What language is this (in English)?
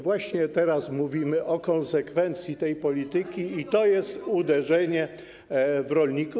Polish